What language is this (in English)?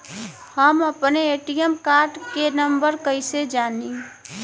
Bhojpuri